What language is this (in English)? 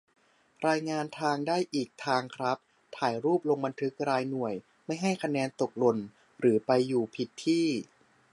Thai